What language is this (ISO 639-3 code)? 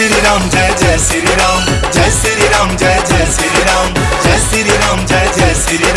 hin